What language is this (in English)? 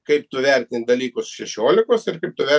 Lithuanian